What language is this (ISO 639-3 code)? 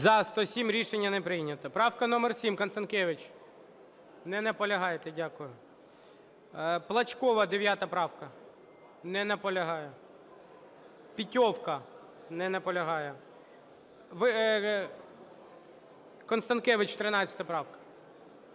ukr